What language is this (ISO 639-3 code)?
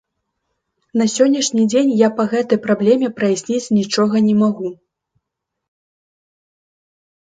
bel